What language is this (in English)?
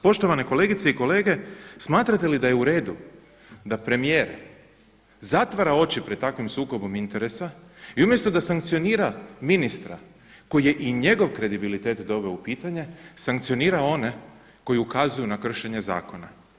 Croatian